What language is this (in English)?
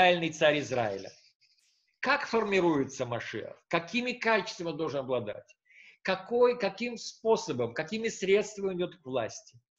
Russian